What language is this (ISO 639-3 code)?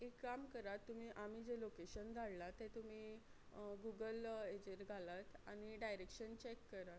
kok